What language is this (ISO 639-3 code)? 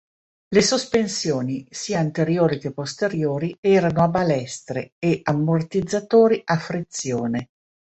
ita